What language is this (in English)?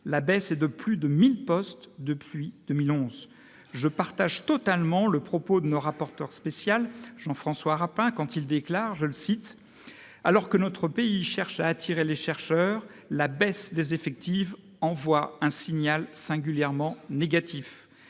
French